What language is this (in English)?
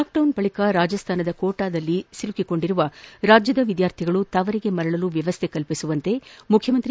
Kannada